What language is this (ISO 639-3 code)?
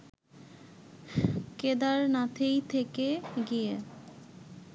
ben